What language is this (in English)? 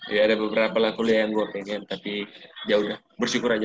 Indonesian